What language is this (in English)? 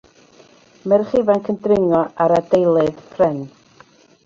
Welsh